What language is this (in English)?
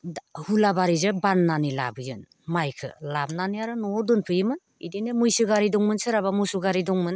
Bodo